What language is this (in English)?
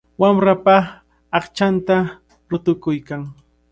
Cajatambo North Lima Quechua